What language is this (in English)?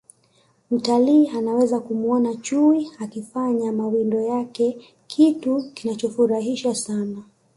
Swahili